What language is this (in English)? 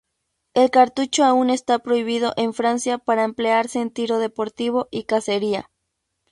Spanish